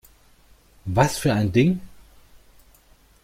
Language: German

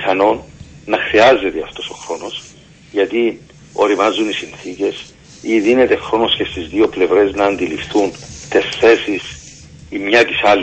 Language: Greek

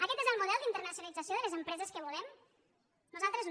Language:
Catalan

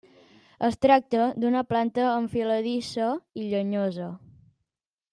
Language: Catalan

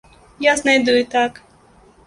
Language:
Belarusian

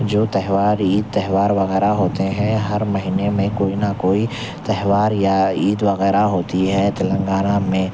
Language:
Urdu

